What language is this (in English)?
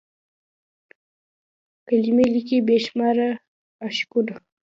Pashto